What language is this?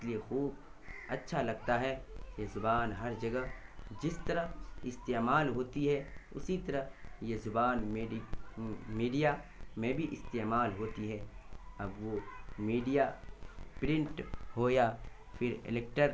Urdu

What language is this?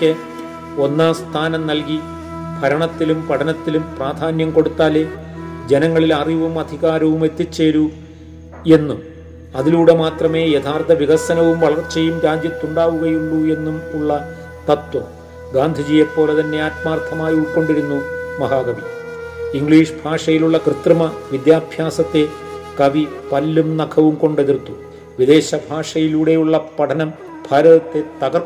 Malayalam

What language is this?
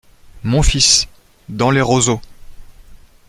French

